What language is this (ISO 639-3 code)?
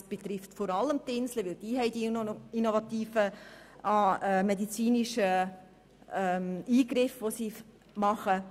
gsw